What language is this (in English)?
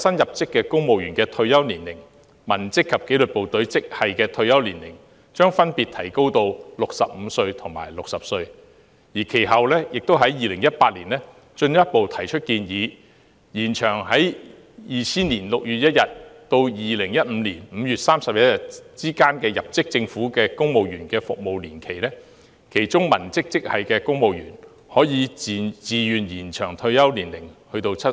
Cantonese